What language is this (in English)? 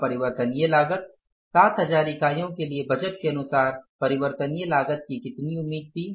Hindi